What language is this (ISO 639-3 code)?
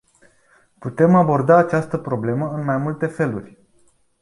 ron